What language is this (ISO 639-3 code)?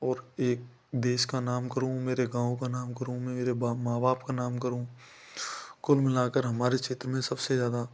hin